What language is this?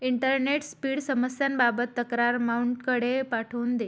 Marathi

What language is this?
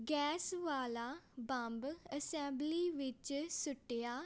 Punjabi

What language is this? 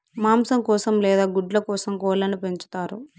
Telugu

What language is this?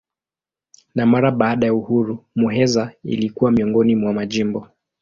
Swahili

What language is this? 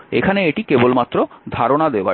Bangla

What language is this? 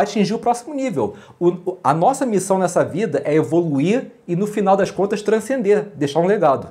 Portuguese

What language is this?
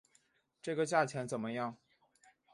Chinese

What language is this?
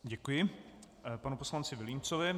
Czech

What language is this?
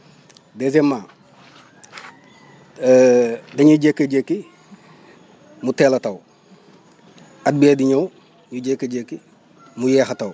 Wolof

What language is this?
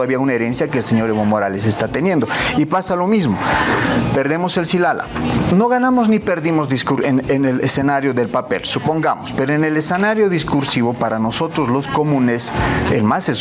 Spanish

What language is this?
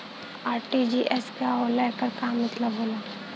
Bhojpuri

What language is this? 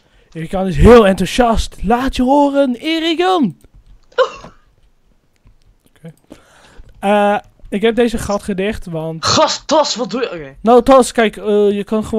Dutch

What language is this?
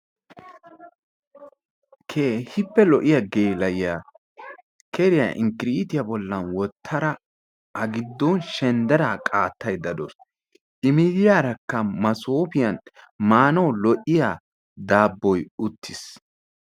Wolaytta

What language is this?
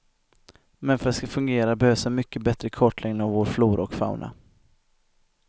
Swedish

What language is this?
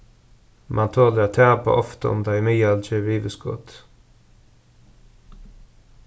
Faroese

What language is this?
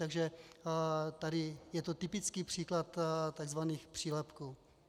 Czech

